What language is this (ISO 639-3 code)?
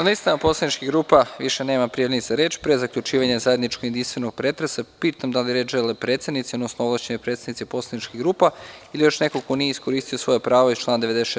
srp